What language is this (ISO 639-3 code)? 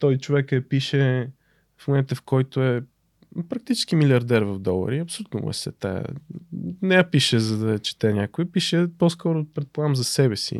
bul